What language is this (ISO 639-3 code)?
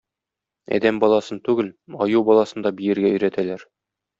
tat